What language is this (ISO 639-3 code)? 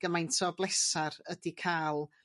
cym